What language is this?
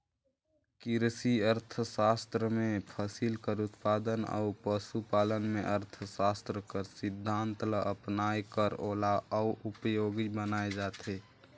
Chhattisgarhi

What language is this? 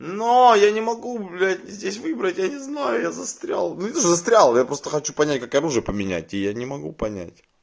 Russian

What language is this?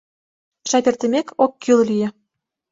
Mari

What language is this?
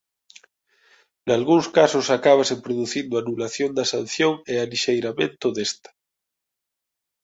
Galician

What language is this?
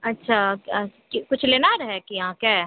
Maithili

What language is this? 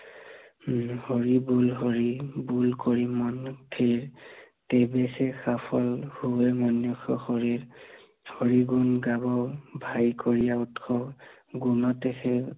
Assamese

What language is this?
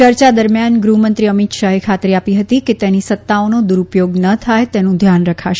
Gujarati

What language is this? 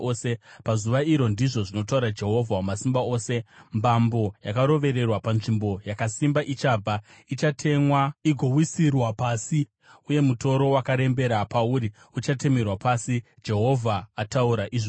Shona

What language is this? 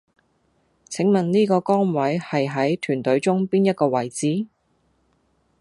Cantonese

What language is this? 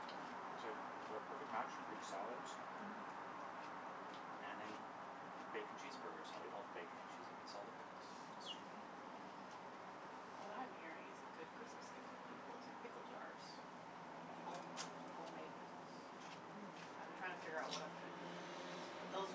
English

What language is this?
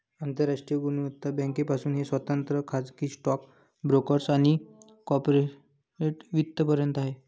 Marathi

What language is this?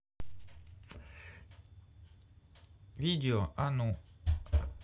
Russian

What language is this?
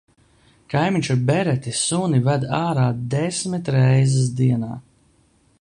Latvian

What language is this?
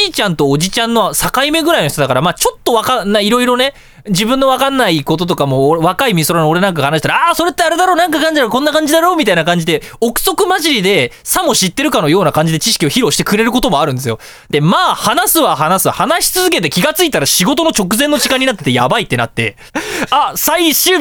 Japanese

